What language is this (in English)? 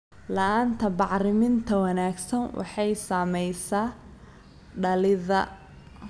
Somali